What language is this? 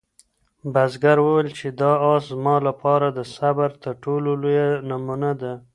Pashto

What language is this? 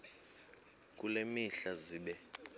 Xhosa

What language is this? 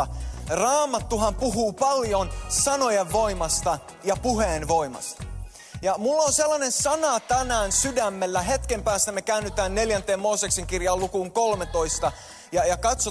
Finnish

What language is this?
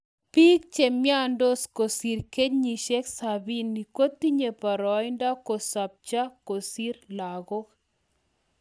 Kalenjin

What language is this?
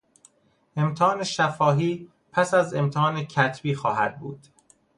Persian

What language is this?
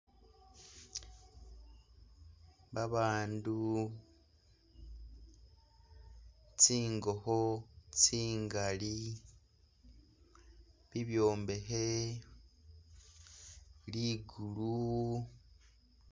Masaaba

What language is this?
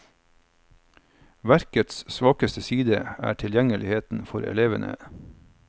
Norwegian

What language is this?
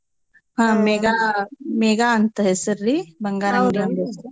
Kannada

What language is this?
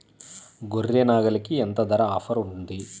Telugu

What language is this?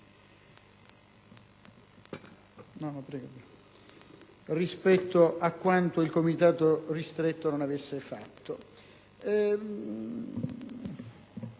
Italian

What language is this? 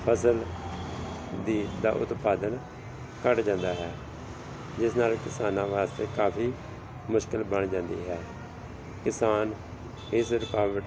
Punjabi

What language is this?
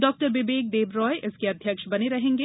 Hindi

